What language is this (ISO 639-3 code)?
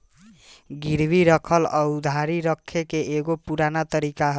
bho